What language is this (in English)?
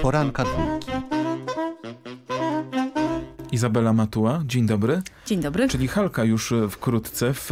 Polish